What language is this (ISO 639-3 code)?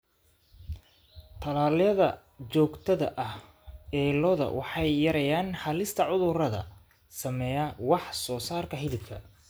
som